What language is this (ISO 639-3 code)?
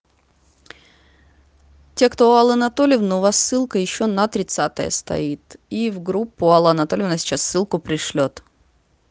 rus